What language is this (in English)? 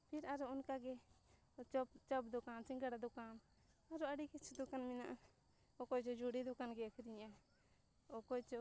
Santali